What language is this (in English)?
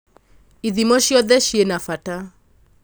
Kikuyu